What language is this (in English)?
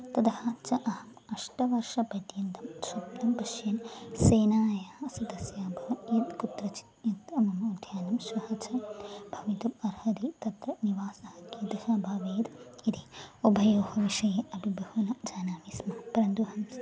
Sanskrit